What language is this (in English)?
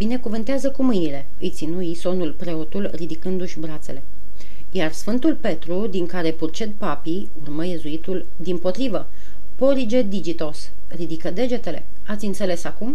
Romanian